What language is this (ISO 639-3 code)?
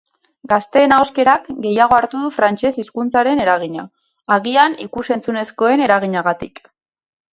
eus